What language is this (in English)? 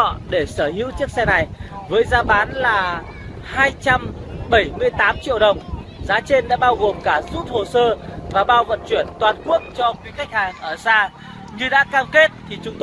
Vietnamese